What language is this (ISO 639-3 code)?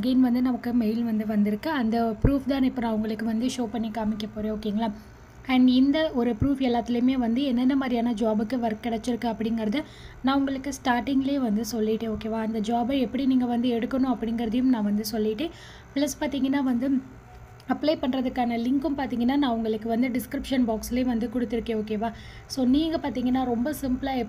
tam